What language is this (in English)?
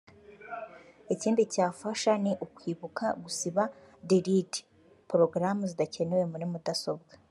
Kinyarwanda